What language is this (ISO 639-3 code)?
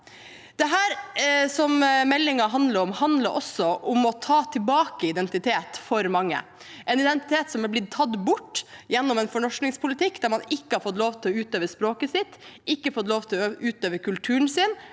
nor